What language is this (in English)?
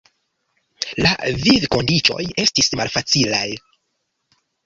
Esperanto